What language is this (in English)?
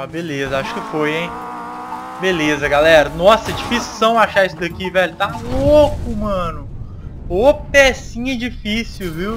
Portuguese